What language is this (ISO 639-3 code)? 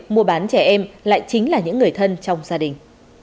vie